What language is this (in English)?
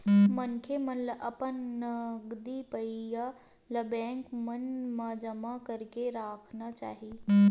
Chhattisgarhi